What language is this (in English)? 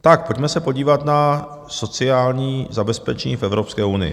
Czech